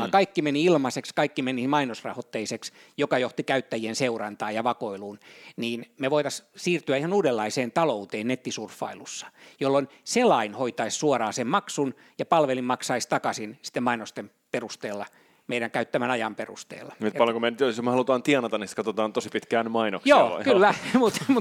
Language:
Finnish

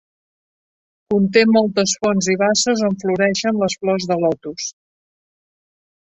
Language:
Catalan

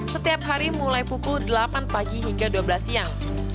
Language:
Indonesian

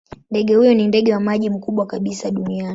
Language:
Swahili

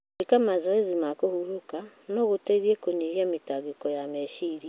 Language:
Kikuyu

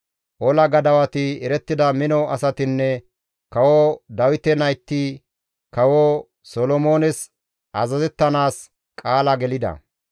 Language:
Gamo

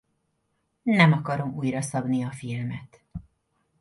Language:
Hungarian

